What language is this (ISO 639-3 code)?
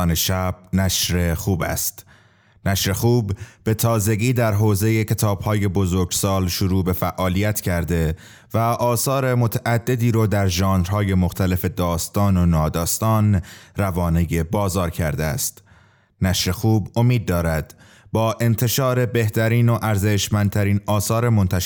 fas